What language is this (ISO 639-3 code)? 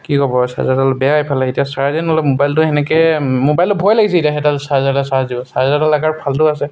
asm